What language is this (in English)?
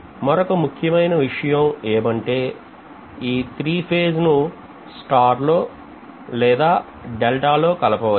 Telugu